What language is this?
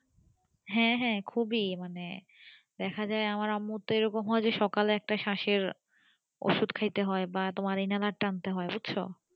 Bangla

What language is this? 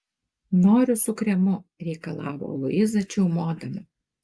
Lithuanian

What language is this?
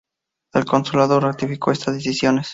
Spanish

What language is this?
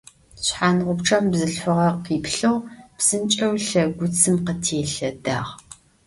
Adyghe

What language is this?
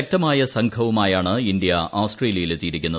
Malayalam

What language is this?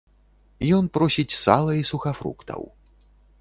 Belarusian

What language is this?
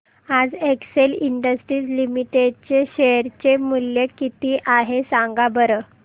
Marathi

